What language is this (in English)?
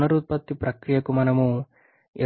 Telugu